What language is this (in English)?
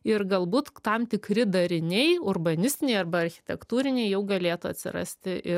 Lithuanian